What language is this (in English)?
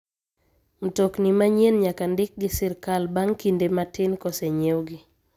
Luo (Kenya and Tanzania)